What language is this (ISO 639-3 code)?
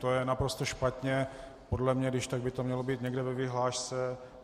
ces